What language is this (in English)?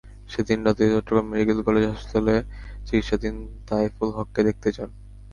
Bangla